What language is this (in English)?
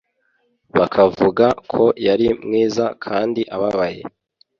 Kinyarwanda